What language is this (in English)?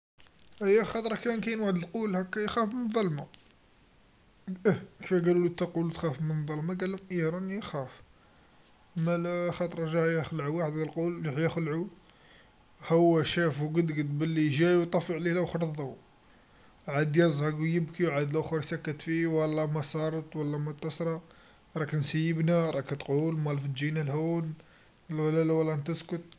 Algerian Arabic